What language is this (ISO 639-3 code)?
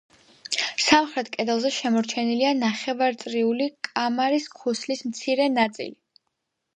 kat